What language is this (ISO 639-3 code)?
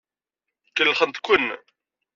kab